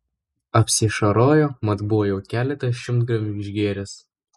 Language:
Lithuanian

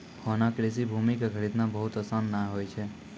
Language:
Maithili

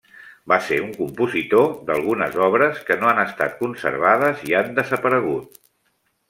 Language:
Catalan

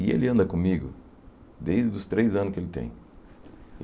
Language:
Portuguese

